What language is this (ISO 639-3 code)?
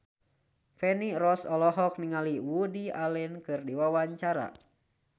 sun